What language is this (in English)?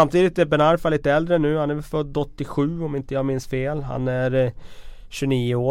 Swedish